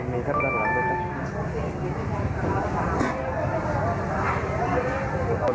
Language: Thai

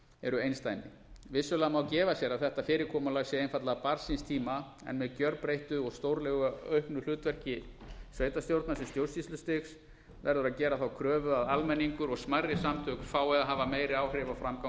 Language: Icelandic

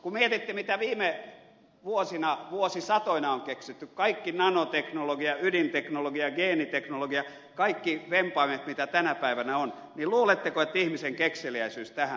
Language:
Finnish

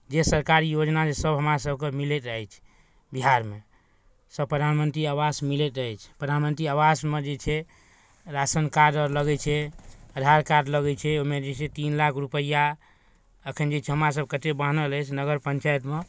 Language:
Maithili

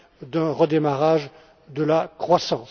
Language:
French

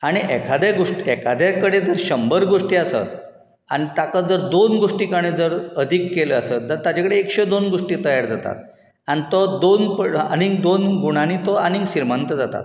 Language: Konkani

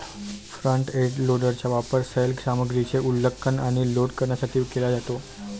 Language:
Marathi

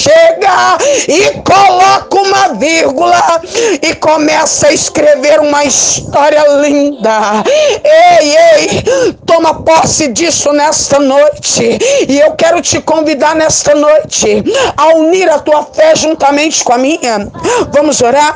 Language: Portuguese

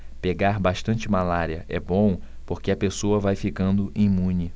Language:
Portuguese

